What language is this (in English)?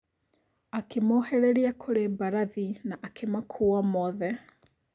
Kikuyu